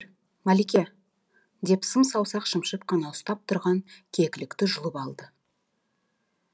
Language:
Kazakh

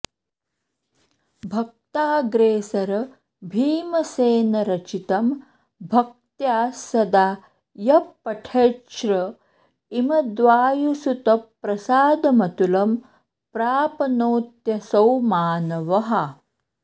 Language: Sanskrit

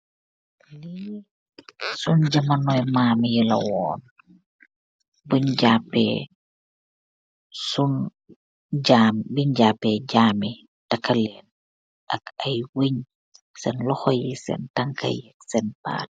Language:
Wolof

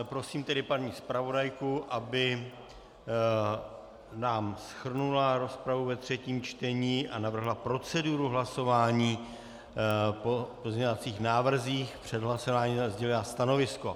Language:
Czech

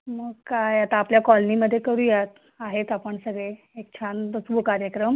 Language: Marathi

